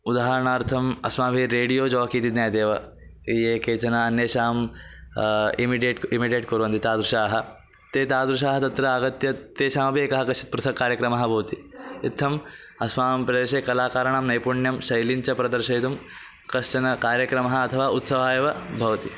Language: Sanskrit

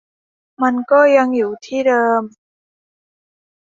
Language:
Thai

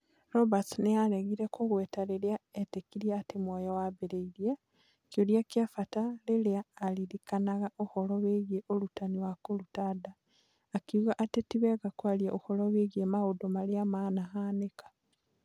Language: Kikuyu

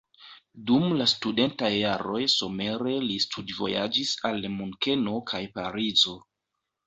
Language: Esperanto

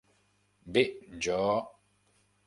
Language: Catalan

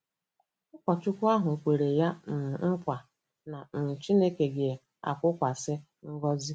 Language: Igbo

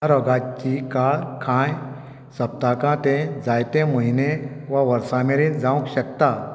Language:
Konkani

